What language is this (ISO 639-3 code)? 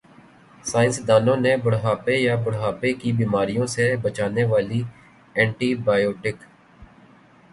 urd